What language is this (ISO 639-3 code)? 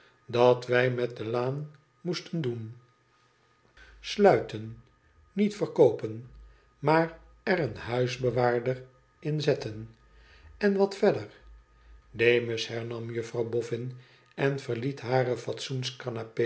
nld